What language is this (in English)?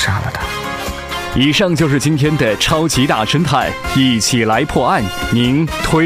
Chinese